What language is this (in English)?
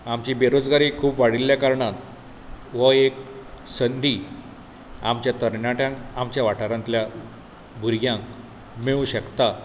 Konkani